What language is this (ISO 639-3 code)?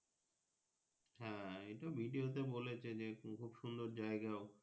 ben